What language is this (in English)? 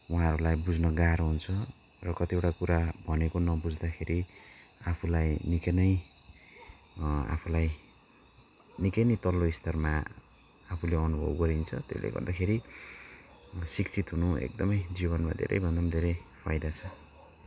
Nepali